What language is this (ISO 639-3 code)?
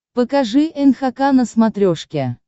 rus